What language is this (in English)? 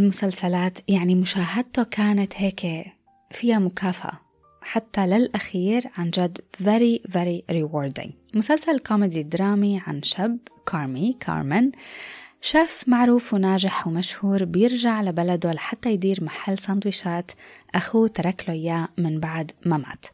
Arabic